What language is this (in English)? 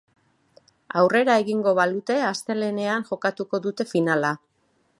Basque